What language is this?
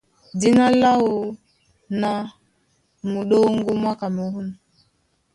Duala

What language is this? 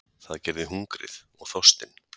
Icelandic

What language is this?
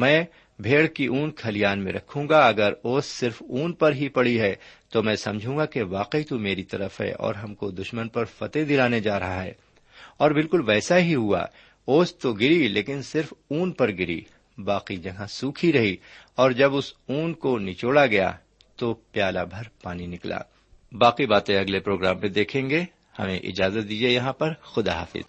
Urdu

